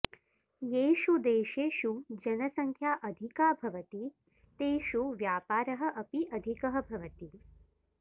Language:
Sanskrit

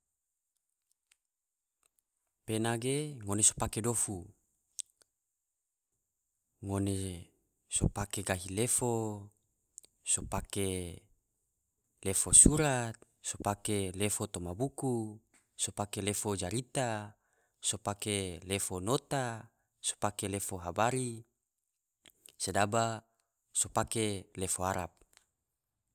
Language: Tidore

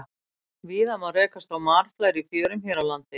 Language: Icelandic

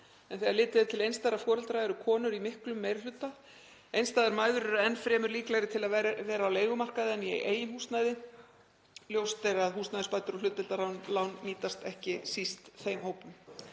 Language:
Icelandic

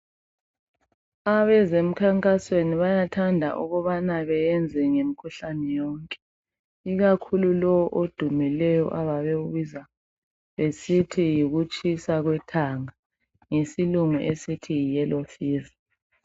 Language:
North Ndebele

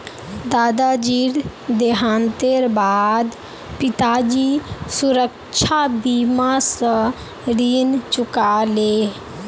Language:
Magahi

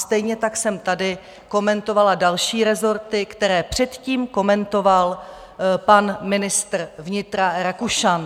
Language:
Czech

